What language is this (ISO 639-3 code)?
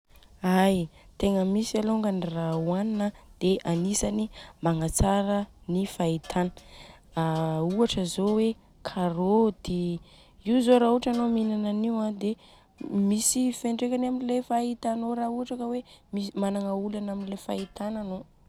bzc